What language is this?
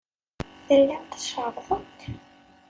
Kabyle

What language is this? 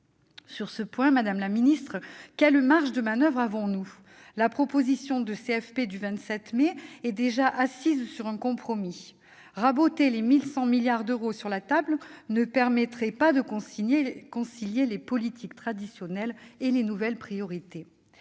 French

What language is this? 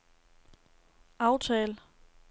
Danish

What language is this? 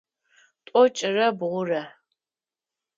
Adyghe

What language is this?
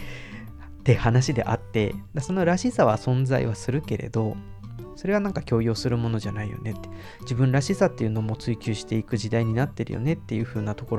Japanese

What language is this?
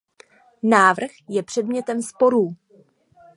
Czech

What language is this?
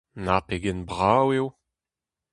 Breton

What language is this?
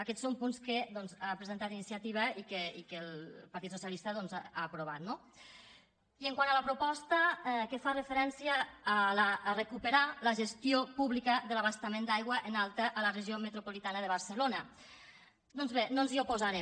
Catalan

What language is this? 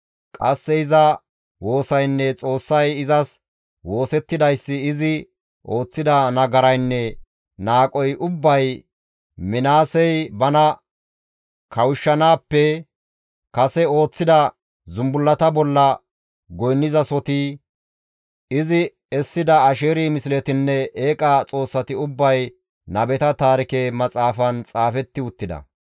Gamo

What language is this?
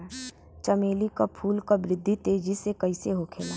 Bhojpuri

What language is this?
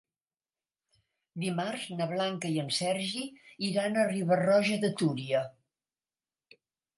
Catalan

